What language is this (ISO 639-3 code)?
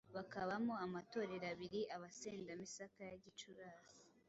kin